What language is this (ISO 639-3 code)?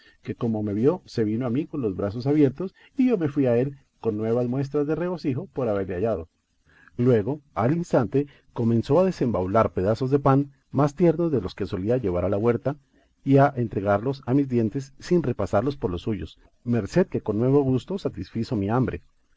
spa